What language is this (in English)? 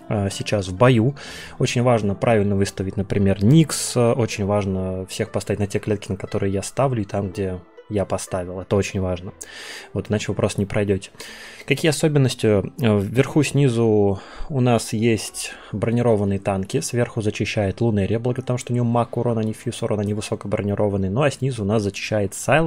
Russian